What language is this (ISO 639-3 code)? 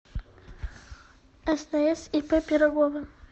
rus